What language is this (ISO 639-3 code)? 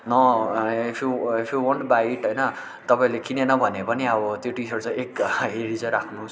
nep